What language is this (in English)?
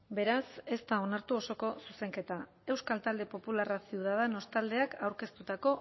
Basque